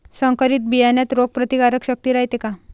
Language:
Marathi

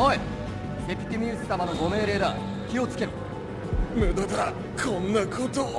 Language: Japanese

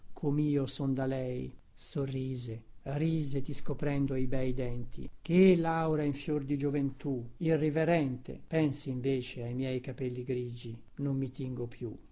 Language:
Italian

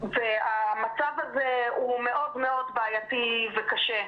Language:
Hebrew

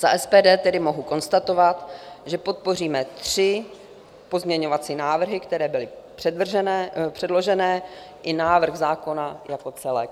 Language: Czech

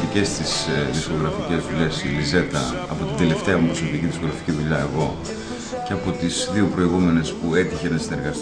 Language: Greek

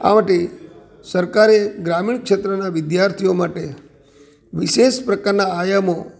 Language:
Gujarati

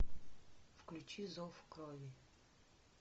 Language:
Russian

